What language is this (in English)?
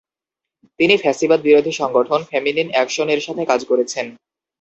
Bangla